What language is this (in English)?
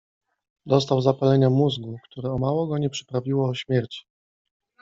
Polish